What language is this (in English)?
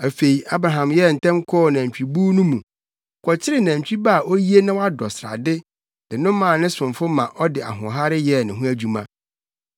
Akan